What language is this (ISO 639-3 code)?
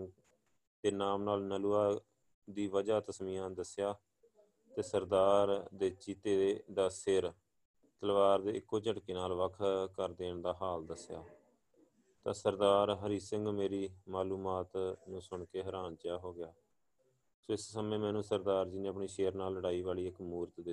pan